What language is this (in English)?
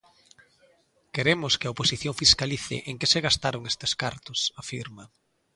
Galician